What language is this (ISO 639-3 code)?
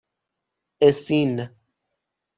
fas